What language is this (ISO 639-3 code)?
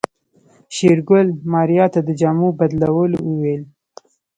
pus